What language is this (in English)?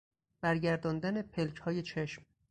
Persian